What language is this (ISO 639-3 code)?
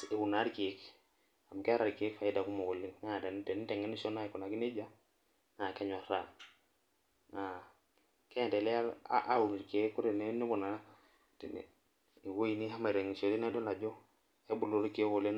mas